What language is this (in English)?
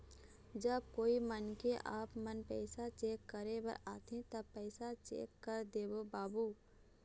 Chhattisgarhi